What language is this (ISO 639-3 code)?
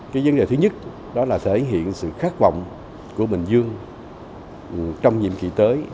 vie